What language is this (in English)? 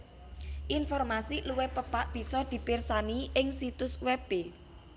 Javanese